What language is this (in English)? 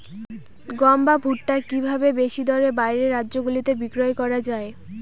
Bangla